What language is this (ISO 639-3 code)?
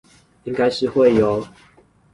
zho